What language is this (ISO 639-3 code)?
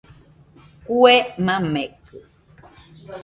hux